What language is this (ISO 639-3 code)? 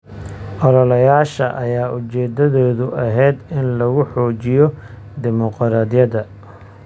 som